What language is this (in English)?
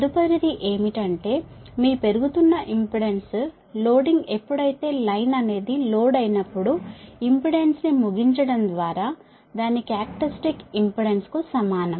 Telugu